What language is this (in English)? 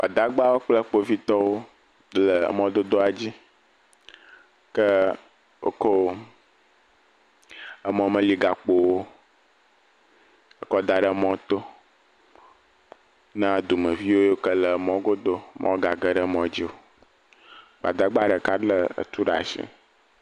Ewe